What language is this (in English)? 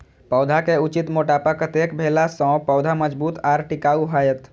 Maithili